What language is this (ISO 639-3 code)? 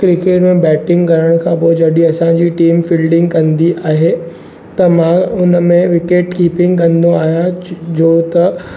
snd